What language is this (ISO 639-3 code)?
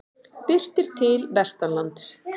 isl